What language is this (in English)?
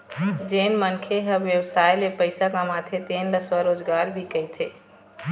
Chhattisgarhi